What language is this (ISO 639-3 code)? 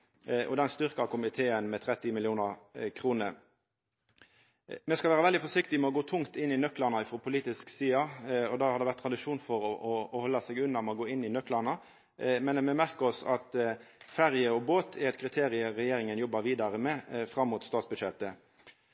nno